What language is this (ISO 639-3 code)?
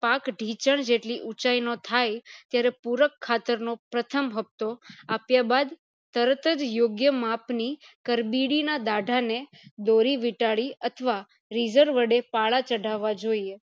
guj